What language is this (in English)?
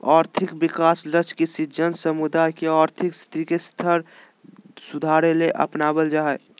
Magahi